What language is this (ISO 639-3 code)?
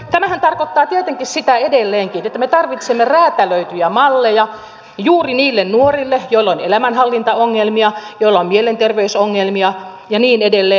fin